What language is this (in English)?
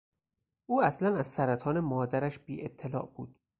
Persian